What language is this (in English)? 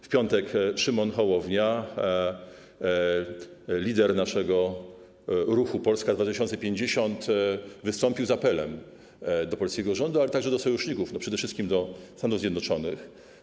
Polish